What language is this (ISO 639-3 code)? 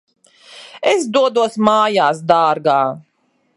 lav